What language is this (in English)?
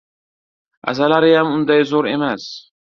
Uzbek